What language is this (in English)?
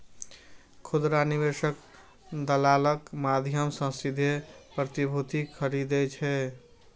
Maithili